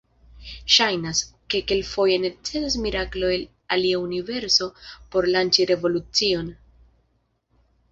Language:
Esperanto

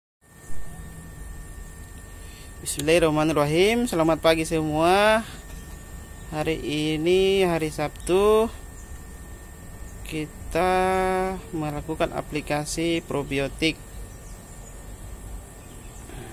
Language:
Indonesian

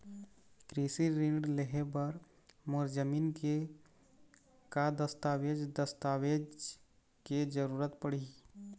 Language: Chhattisgarhi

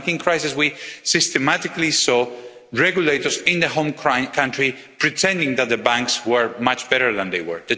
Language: English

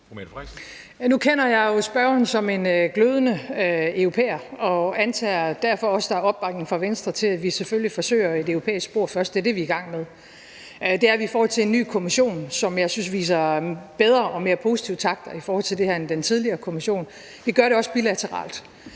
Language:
Danish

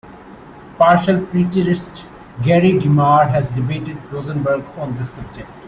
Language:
English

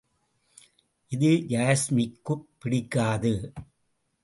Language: Tamil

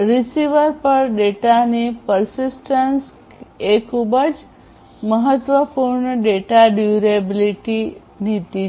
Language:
Gujarati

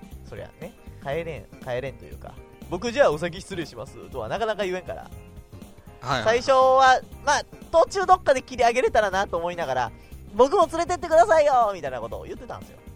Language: Japanese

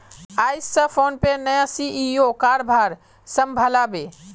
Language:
Magahi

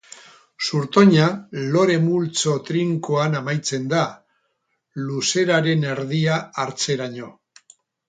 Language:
Basque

